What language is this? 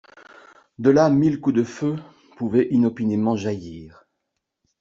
French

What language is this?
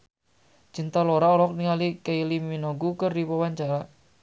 Sundanese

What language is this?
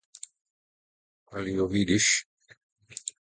Slovenian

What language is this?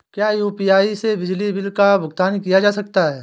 Hindi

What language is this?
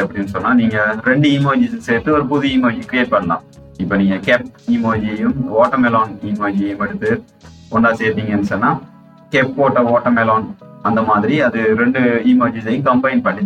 Tamil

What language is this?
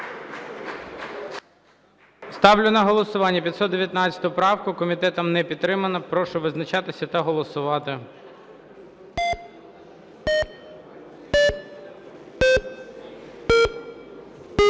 Ukrainian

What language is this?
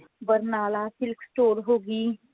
Punjabi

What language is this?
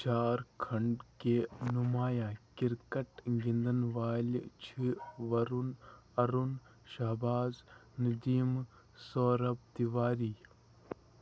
Kashmiri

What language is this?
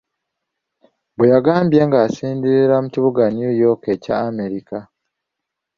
Ganda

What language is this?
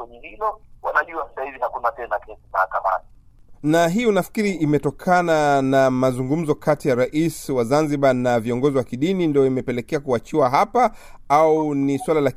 Swahili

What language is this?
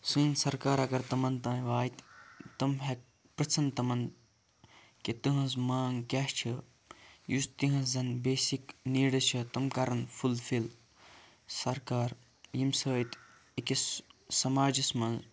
Kashmiri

